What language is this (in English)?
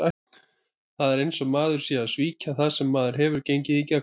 Icelandic